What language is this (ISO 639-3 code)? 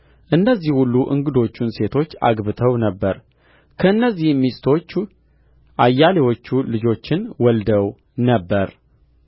amh